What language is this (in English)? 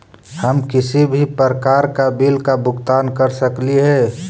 Magahi